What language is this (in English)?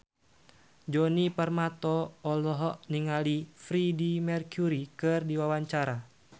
Sundanese